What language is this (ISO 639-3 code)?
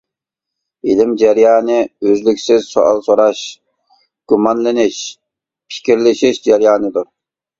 uig